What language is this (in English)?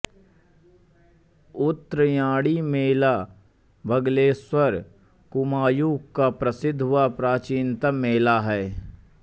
Hindi